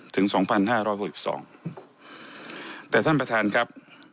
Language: Thai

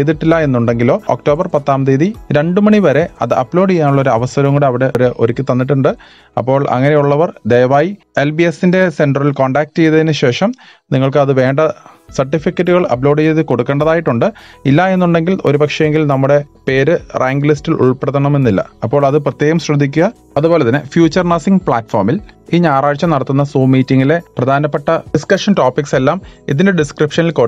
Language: Dutch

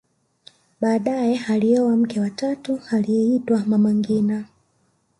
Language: Swahili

